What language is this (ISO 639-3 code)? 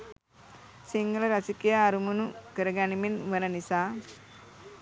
sin